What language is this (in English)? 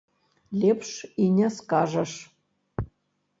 Belarusian